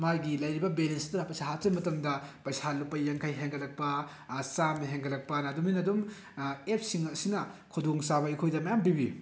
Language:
Manipuri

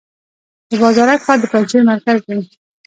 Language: Pashto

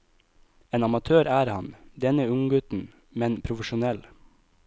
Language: Norwegian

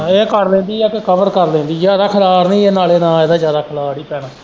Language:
Punjabi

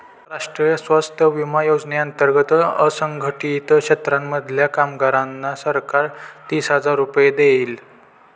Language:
Marathi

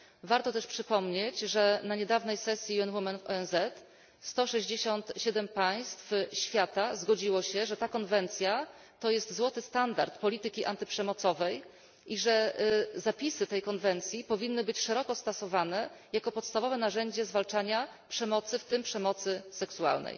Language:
Polish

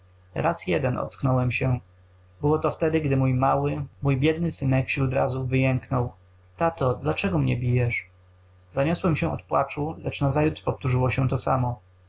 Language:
Polish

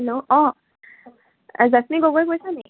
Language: Assamese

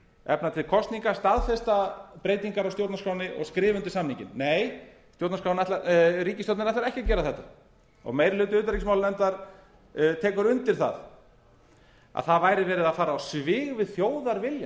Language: Icelandic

